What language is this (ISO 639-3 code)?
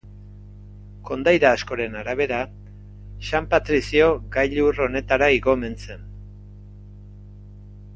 eus